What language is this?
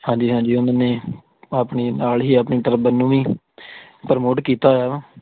Punjabi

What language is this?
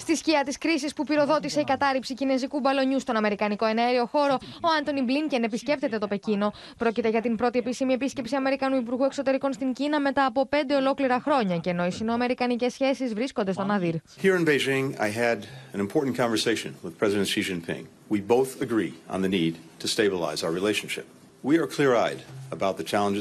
Greek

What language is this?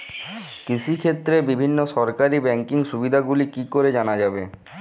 Bangla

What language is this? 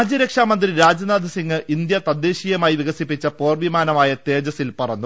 Malayalam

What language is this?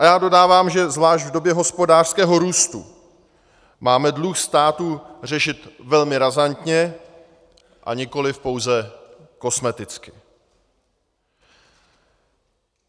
Czech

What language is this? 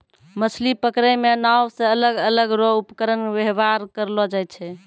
Maithili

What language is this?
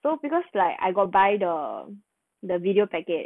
English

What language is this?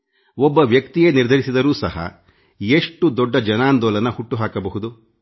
Kannada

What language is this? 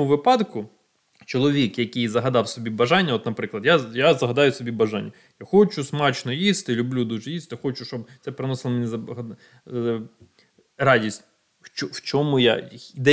Ukrainian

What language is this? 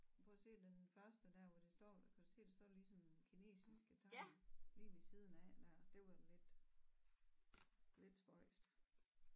Danish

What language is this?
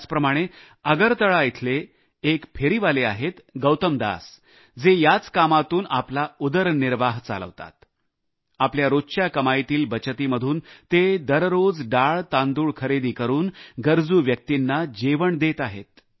Marathi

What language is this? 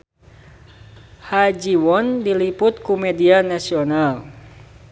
Sundanese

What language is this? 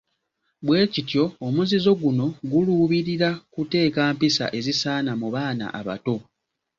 Ganda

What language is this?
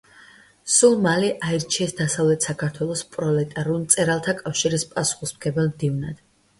Georgian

